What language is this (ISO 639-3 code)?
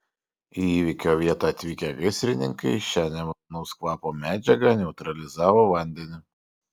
lit